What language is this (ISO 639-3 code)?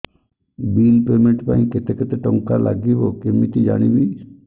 ori